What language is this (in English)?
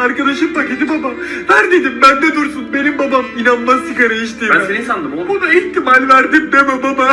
Turkish